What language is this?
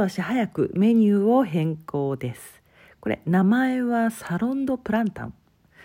Japanese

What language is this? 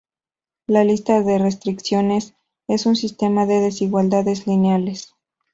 Spanish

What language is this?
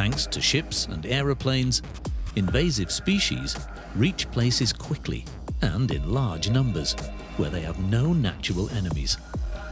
English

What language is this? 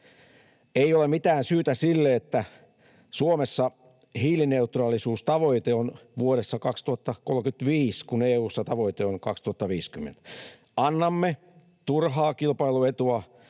Finnish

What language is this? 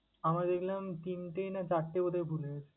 Bangla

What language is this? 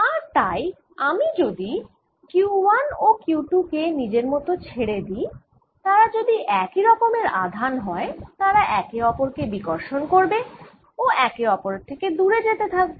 Bangla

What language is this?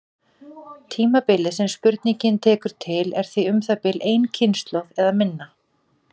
Icelandic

